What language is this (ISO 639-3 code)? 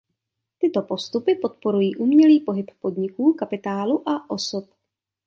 ces